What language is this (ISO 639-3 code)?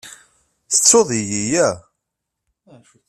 kab